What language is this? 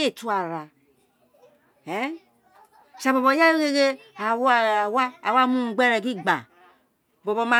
Isekiri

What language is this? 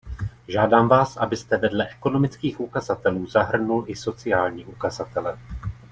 Czech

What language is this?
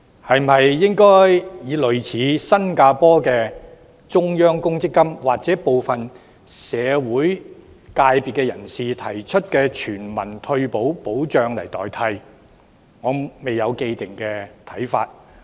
Cantonese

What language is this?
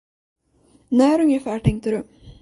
Swedish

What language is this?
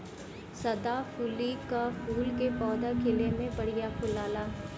Bhojpuri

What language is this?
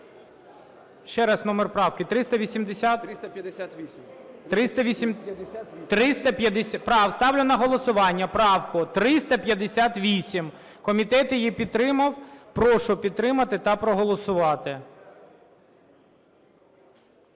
Ukrainian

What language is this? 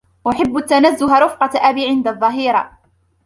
Arabic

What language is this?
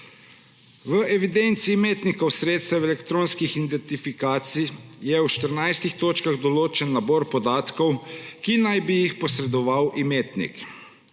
Slovenian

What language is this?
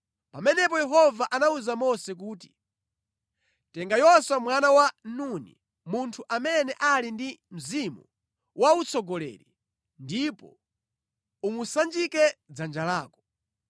Nyanja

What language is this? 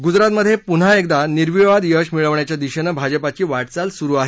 Marathi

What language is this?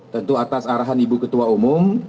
Indonesian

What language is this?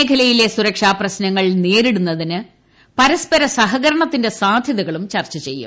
Malayalam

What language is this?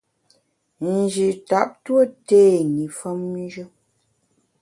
Bamun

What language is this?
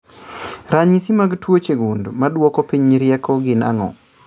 Luo (Kenya and Tanzania)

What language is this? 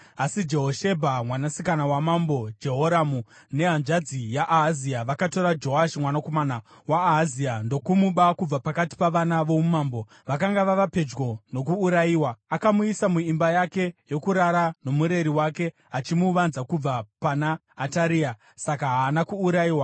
Shona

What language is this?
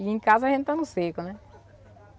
Portuguese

